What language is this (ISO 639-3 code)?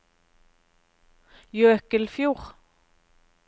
nor